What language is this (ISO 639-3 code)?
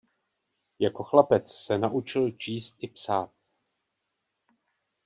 ces